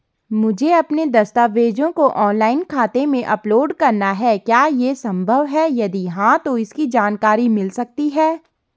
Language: Hindi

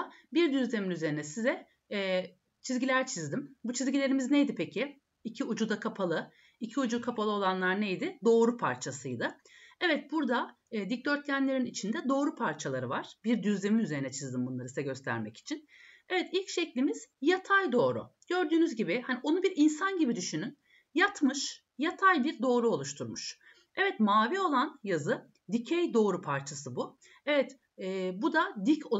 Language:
Turkish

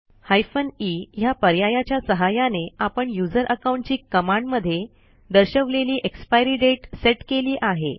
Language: Marathi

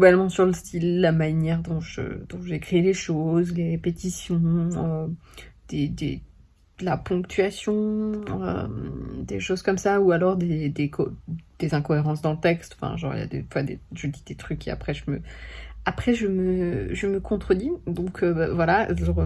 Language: French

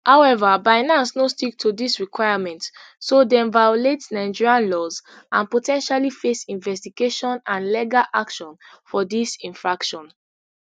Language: Nigerian Pidgin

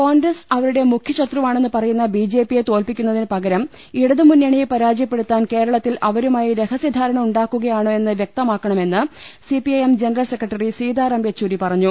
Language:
Malayalam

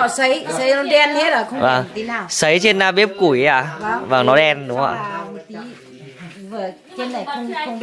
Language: Vietnamese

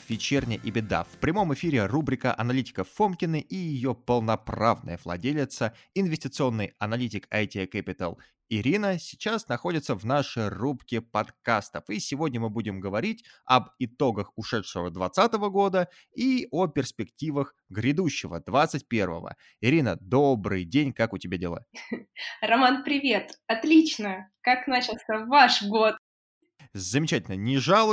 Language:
Russian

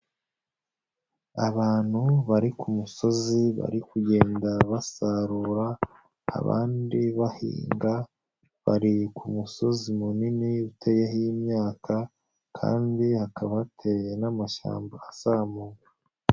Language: Kinyarwanda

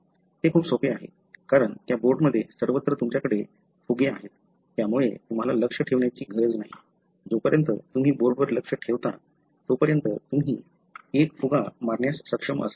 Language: Marathi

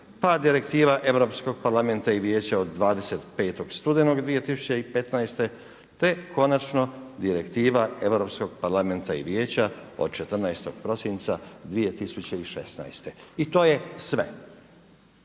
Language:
Croatian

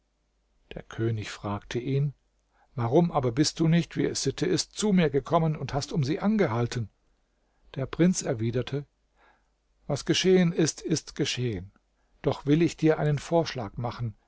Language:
German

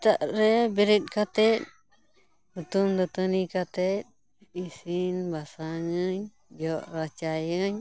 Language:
Santali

